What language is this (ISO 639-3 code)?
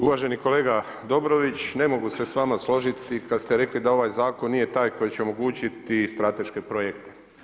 hrv